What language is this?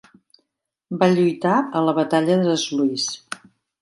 Catalan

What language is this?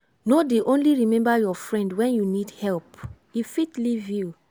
Nigerian Pidgin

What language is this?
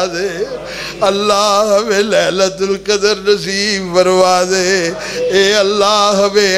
Arabic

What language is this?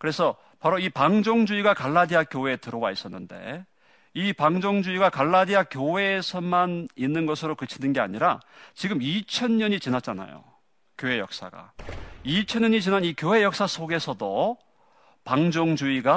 Korean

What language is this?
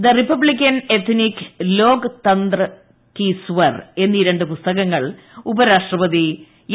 Malayalam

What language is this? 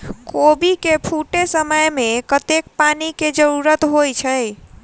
Maithili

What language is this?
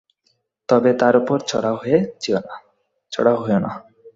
Bangla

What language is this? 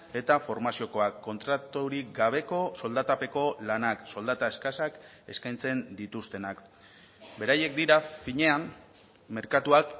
Basque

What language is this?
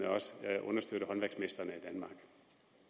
Danish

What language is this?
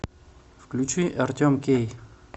Russian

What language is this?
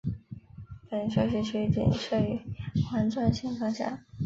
Chinese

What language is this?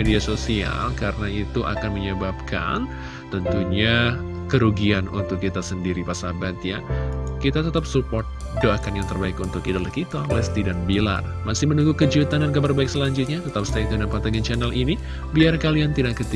Indonesian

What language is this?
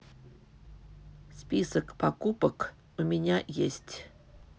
Russian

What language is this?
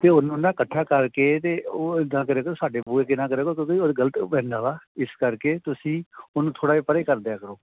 Punjabi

